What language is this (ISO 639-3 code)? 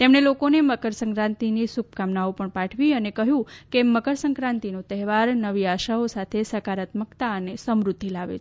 guj